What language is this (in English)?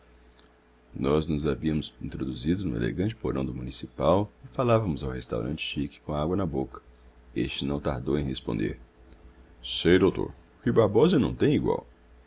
Portuguese